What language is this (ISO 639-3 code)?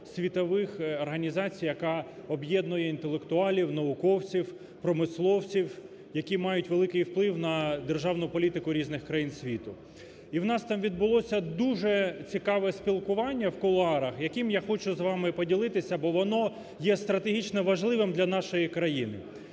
ukr